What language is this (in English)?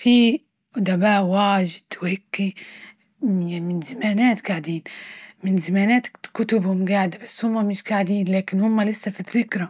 Libyan Arabic